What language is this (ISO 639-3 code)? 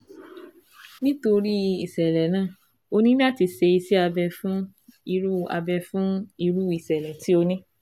yor